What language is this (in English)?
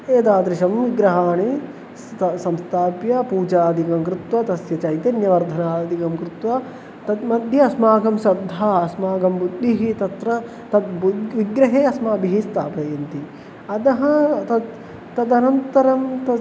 Sanskrit